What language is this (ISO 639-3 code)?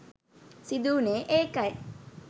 sin